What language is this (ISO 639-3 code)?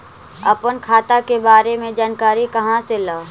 mag